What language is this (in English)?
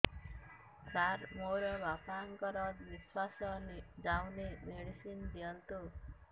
Odia